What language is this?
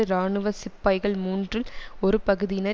Tamil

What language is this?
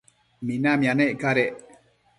Matsés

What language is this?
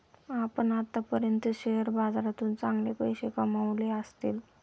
Marathi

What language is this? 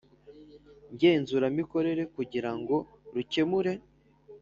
Kinyarwanda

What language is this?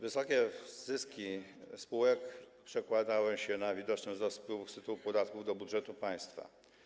Polish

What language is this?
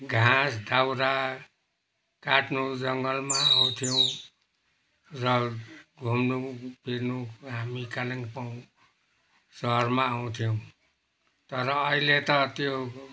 Nepali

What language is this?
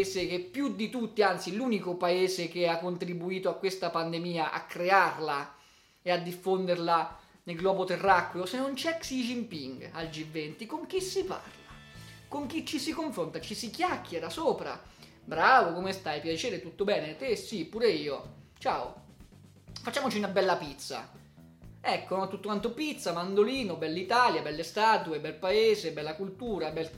Italian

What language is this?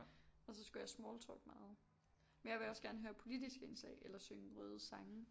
Danish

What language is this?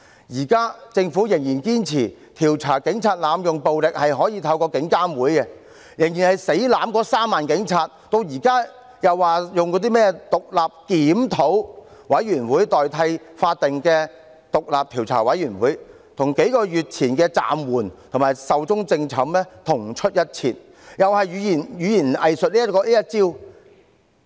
Cantonese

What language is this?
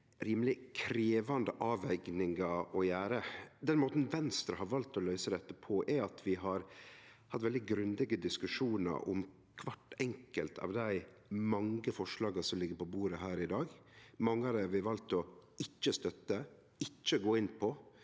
Norwegian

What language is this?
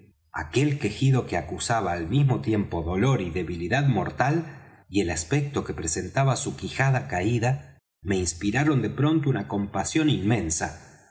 Spanish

